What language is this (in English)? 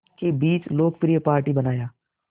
Hindi